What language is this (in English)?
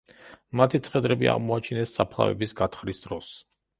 Georgian